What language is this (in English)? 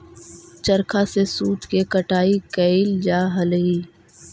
Magahi